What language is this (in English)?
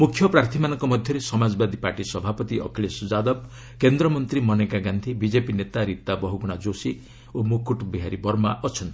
Odia